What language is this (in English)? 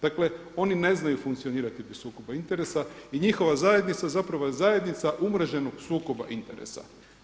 Croatian